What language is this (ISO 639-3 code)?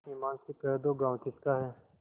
hin